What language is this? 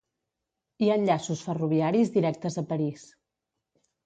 Catalan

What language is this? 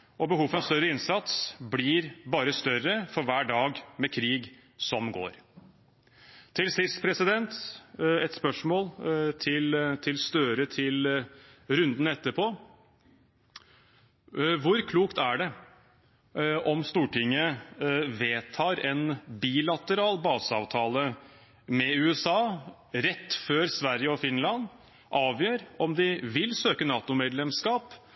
Norwegian Bokmål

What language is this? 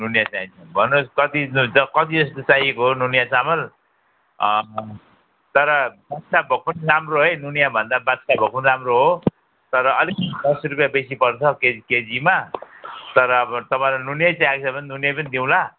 Nepali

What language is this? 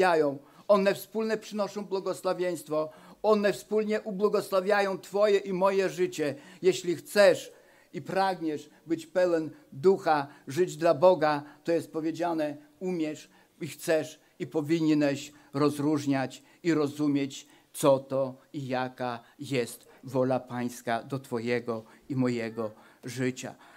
Polish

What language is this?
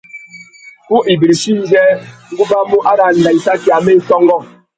Tuki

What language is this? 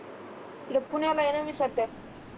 Marathi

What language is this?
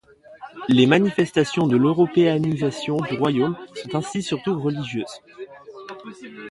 French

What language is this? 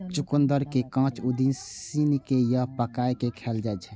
Maithili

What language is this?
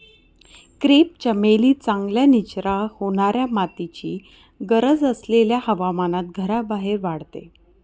Marathi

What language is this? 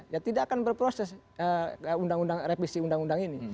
Indonesian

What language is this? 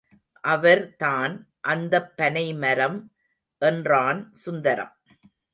Tamil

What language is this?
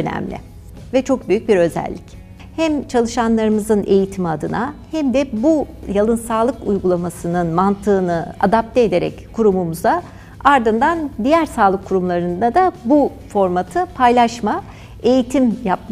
Turkish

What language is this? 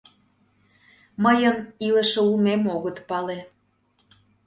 Mari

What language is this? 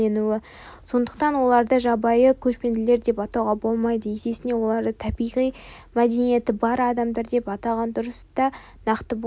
Kazakh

